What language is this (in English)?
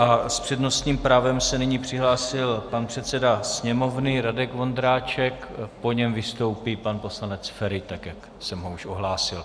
Czech